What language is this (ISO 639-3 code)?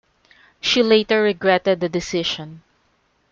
eng